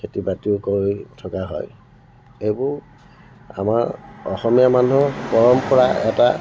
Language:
Assamese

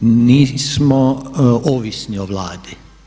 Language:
Croatian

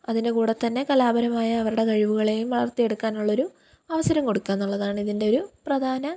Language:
Malayalam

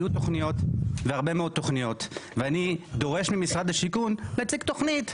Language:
Hebrew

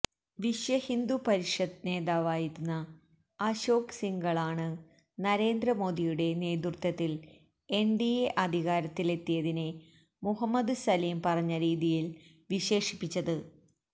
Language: Malayalam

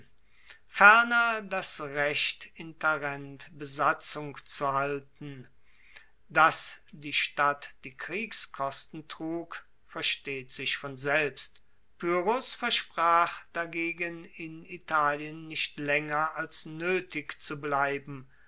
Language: German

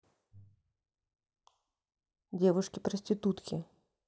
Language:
Russian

